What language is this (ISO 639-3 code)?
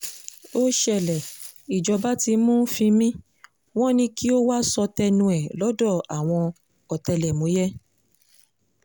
yor